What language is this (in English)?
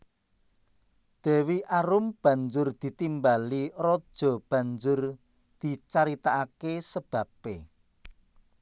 Javanese